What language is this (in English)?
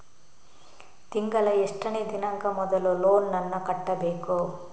Kannada